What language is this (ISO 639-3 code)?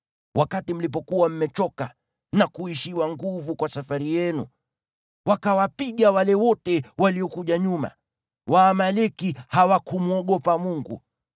swa